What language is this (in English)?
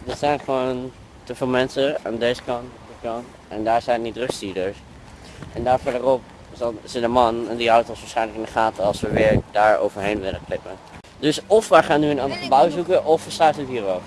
Dutch